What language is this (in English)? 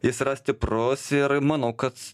Lithuanian